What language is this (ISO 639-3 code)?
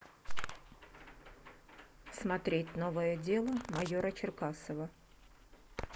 rus